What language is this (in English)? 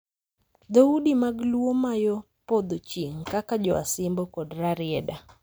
Luo (Kenya and Tanzania)